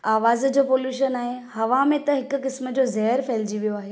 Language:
Sindhi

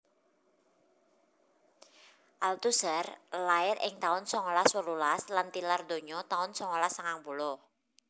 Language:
Javanese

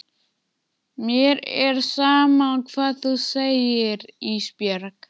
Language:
Icelandic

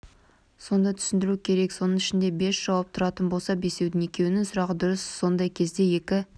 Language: Kazakh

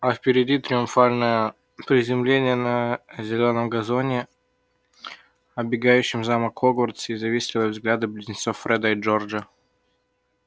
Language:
Russian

